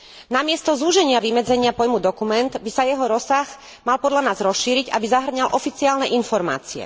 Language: Slovak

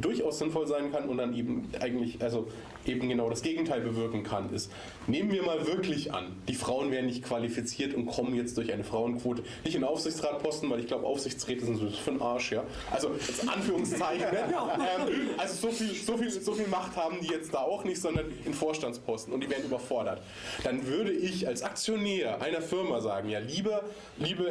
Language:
German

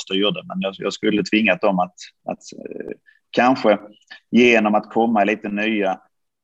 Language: Swedish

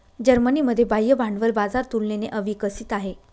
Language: Marathi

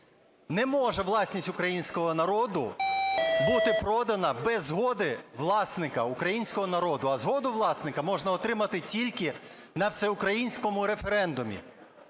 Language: Ukrainian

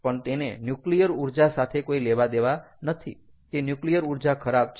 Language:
Gujarati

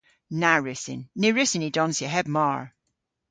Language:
Cornish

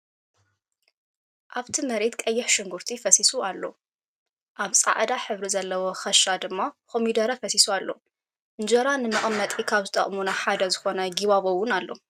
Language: Tigrinya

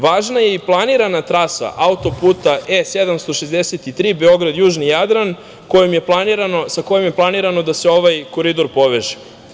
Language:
Serbian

